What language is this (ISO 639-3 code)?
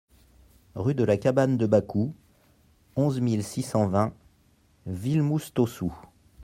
fra